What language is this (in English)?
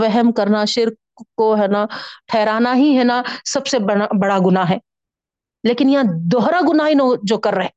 Urdu